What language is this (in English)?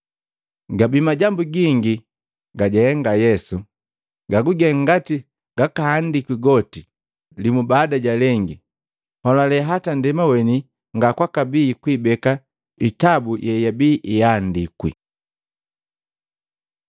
Matengo